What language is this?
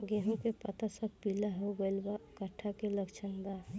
Bhojpuri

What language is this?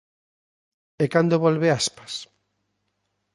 Galician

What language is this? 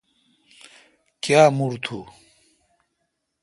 Kalkoti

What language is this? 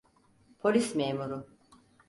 Turkish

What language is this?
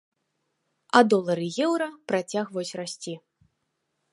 Belarusian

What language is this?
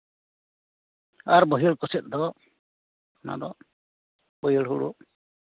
Santali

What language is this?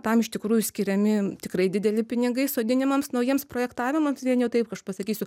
Lithuanian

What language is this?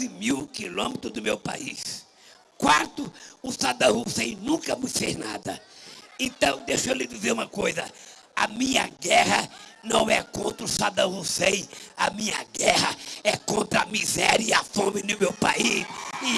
Portuguese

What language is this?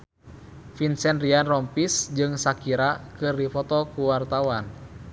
Sundanese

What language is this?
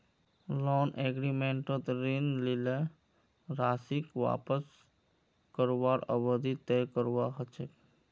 Magahi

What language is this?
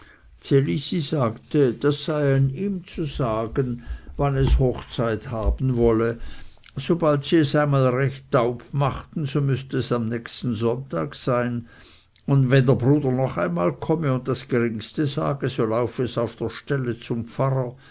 German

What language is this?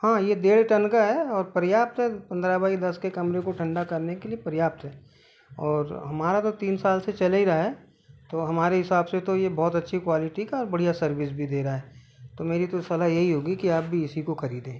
Hindi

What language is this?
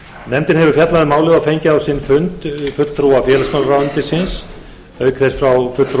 Icelandic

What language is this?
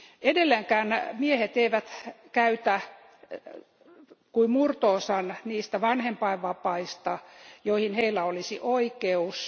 Finnish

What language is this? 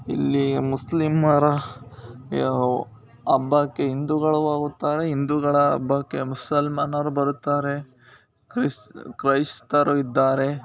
Kannada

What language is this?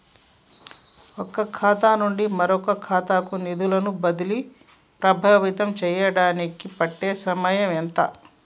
Telugu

